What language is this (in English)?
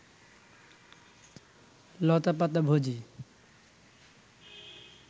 Bangla